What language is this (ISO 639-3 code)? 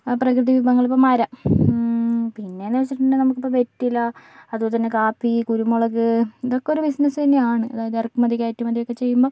mal